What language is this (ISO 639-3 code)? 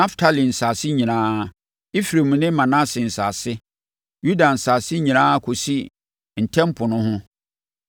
aka